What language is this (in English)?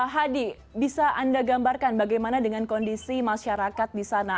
Indonesian